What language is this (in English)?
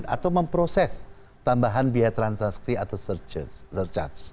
Indonesian